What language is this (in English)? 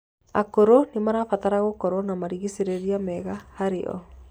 Kikuyu